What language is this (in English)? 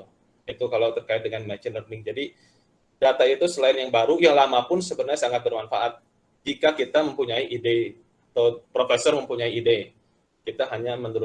Indonesian